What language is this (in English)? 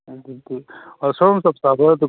Manipuri